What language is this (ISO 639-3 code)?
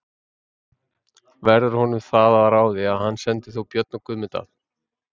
isl